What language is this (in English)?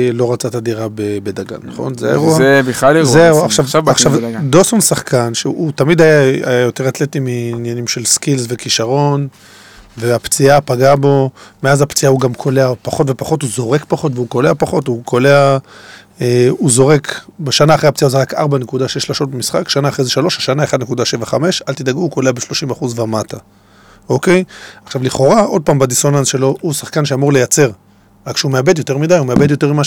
Hebrew